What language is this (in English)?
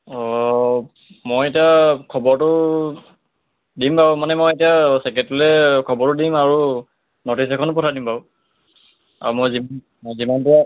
Assamese